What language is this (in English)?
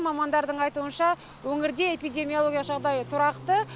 Kazakh